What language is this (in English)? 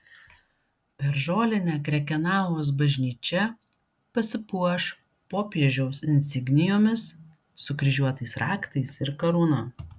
Lithuanian